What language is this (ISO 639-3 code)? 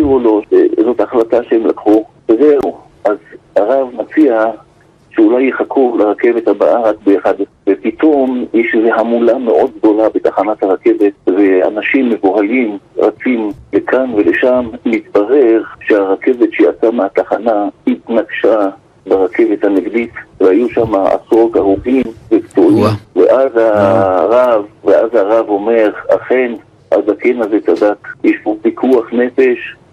heb